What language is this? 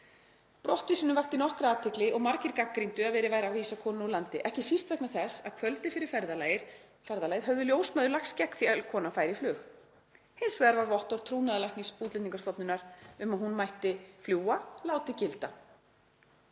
Icelandic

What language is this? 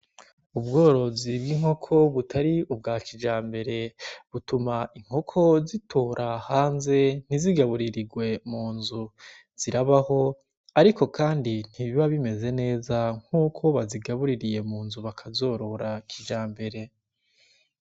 Rundi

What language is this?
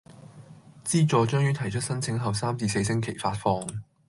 Cantonese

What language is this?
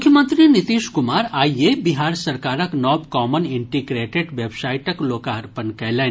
Maithili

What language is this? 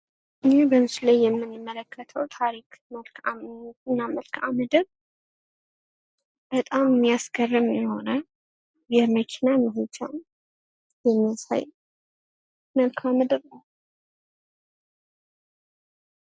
Amharic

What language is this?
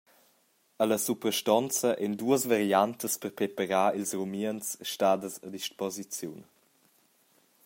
Romansh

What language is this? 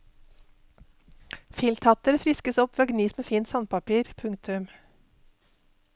Norwegian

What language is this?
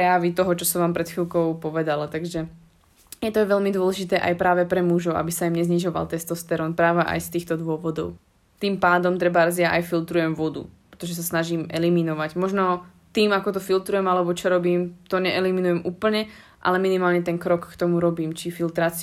Slovak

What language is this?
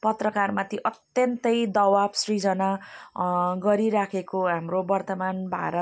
Nepali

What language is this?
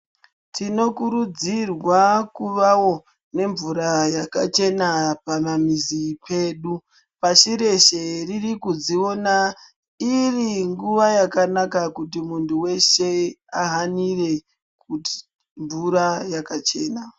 Ndau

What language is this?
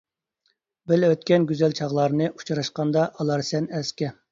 Uyghur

